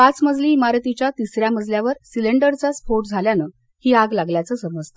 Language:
Marathi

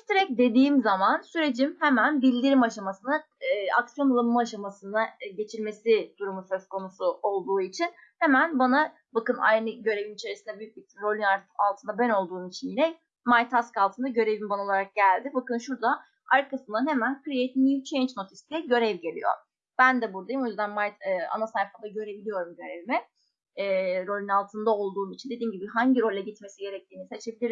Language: Turkish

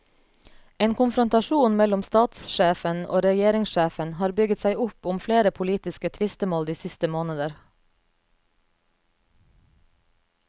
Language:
Norwegian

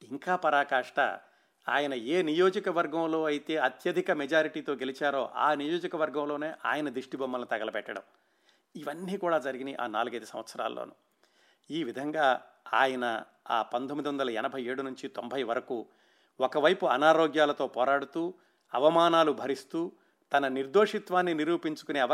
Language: Telugu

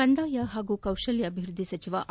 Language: Kannada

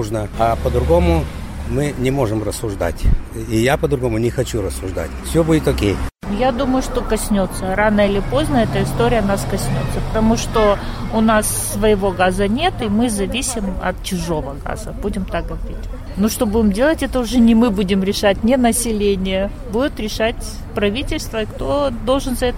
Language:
Romanian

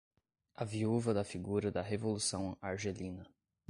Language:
Portuguese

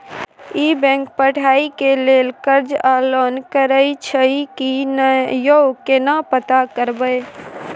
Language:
Maithili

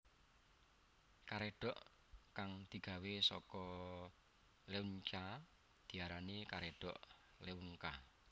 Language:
Javanese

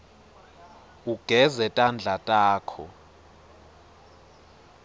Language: Swati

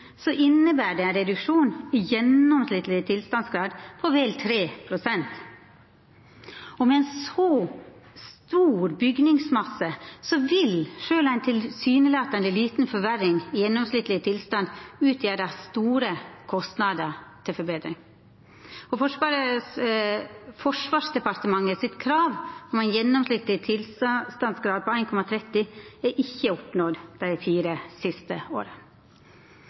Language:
Norwegian Nynorsk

